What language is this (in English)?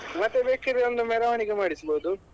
Kannada